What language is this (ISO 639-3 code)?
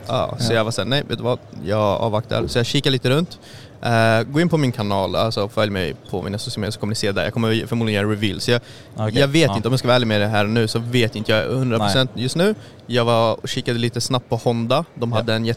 swe